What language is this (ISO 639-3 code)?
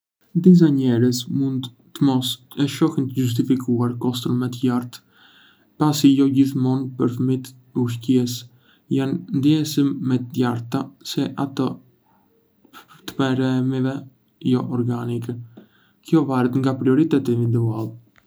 aae